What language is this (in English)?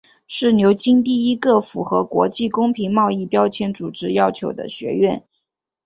Chinese